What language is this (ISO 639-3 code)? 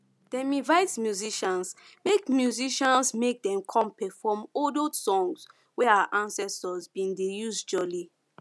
pcm